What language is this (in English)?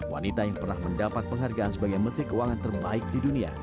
Indonesian